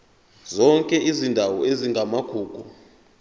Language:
Zulu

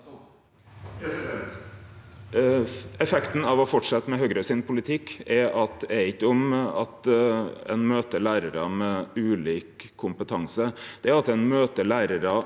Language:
Norwegian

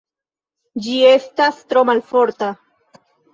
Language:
Esperanto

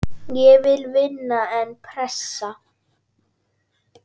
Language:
Icelandic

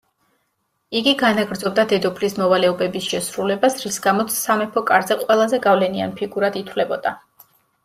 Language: Georgian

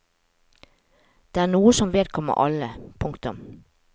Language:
Norwegian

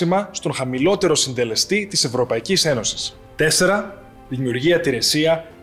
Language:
Greek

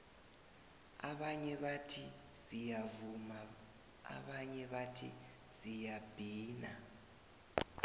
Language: South Ndebele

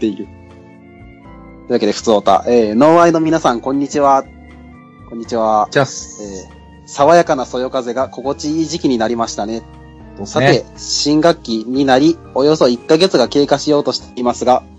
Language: Japanese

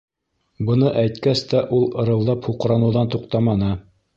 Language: Bashkir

